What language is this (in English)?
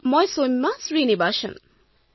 Assamese